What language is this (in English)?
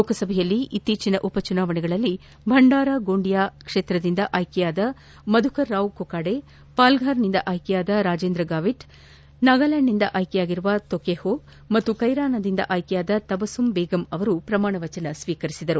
Kannada